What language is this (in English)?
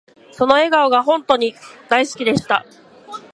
Japanese